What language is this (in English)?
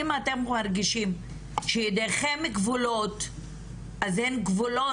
Hebrew